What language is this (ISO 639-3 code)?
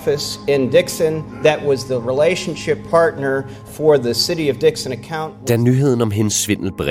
dan